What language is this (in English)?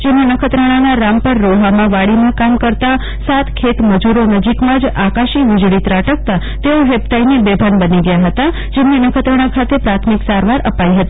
Gujarati